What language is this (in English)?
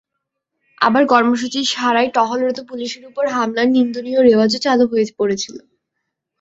Bangla